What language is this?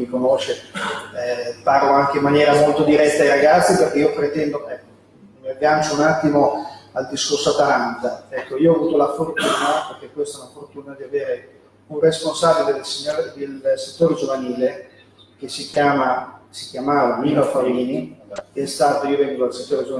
Italian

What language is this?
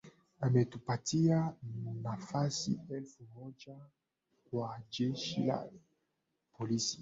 Swahili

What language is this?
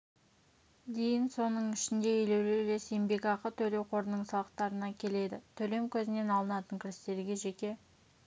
Kazakh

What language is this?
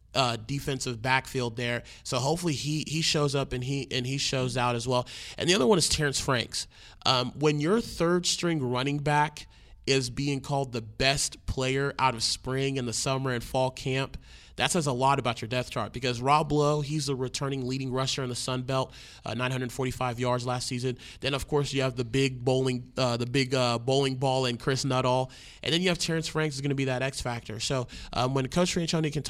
English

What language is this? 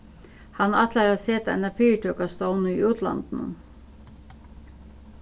Faroese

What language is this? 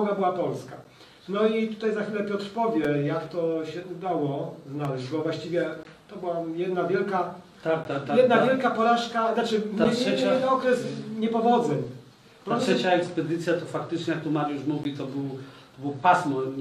Polish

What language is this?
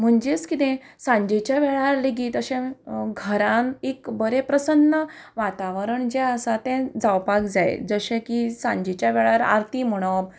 Konkani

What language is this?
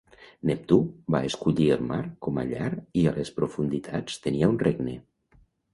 Catalan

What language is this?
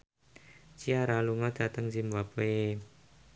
Javanese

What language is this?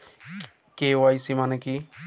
Bangla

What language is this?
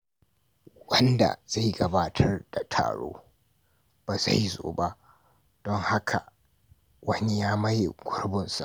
Hausa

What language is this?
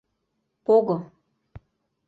Mari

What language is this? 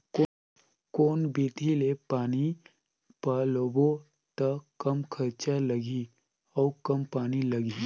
Chhattisgarhi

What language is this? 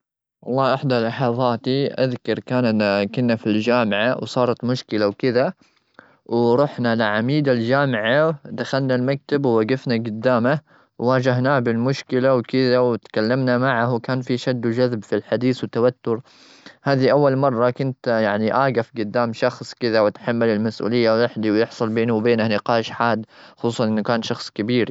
Gulf Arabic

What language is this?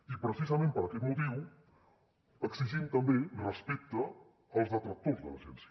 Catalan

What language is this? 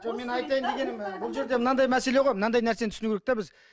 Kazakh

